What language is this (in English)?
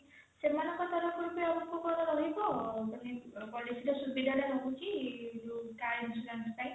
Odia